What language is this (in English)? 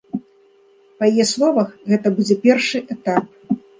Belarusian